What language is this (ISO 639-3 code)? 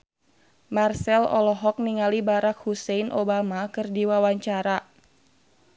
sun